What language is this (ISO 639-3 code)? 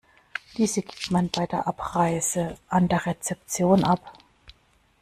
deu